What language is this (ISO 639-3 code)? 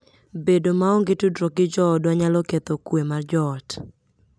luo